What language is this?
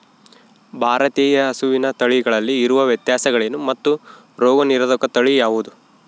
Kannada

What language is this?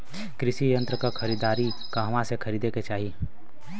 Bhojpuri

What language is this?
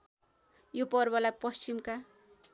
Nepali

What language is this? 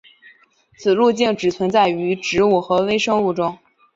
Chinese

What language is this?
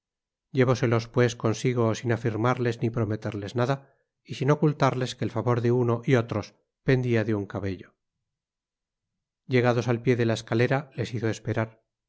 Spanish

